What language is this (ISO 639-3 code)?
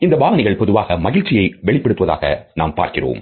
tam